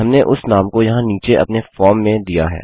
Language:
Hindi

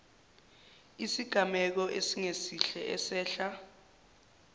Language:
Zulu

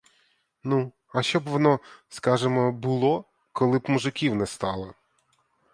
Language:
Ukrainian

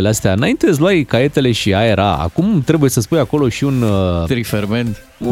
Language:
Romanian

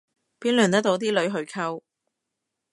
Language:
Cantonese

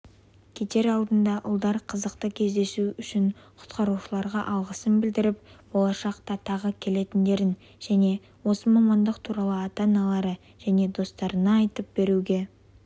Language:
Kazakh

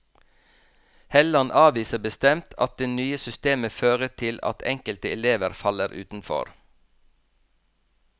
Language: Norwegian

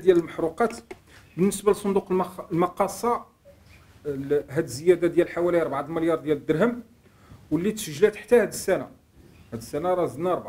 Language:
Arabic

